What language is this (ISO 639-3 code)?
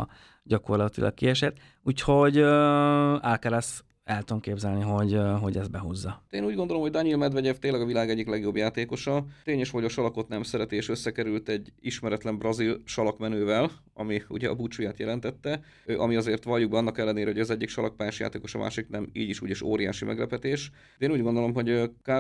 hun